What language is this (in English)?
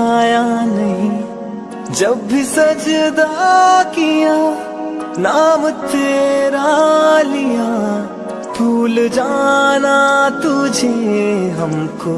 Hindi